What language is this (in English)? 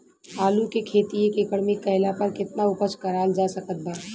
Bhojpuri